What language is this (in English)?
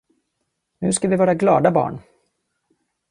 Swedish